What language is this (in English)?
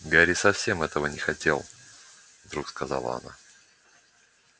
Russian